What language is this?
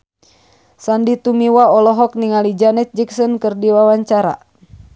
Sundanese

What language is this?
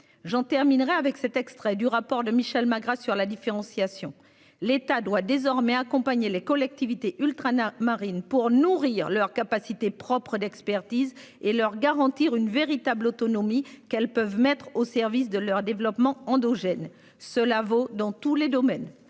French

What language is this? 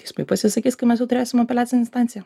Lithuanian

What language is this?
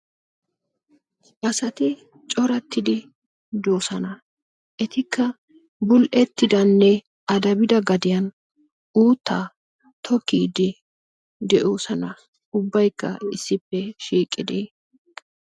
Wolaytta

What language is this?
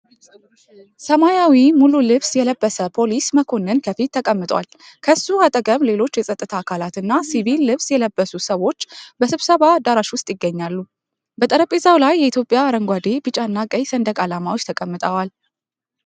Amharic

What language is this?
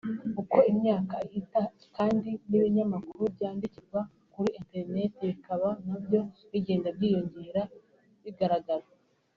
Kinyarwanda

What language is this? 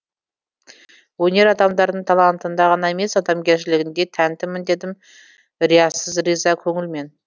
Kazakh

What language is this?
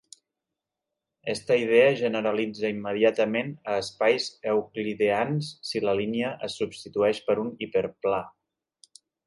Catalan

